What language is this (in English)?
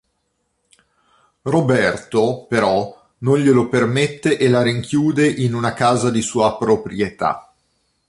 Italian